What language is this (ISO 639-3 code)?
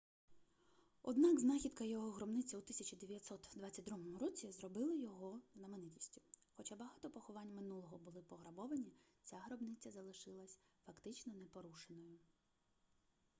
ukr